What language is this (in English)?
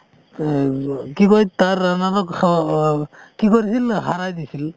Assamese